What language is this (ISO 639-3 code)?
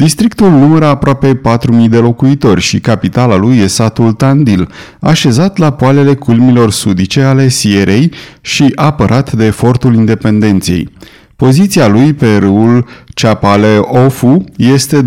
ron